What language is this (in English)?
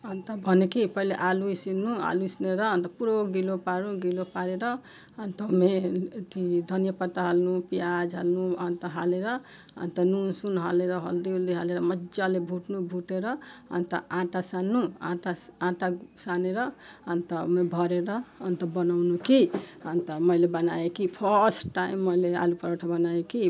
Nepali